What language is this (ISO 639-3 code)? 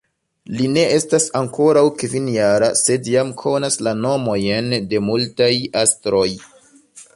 epo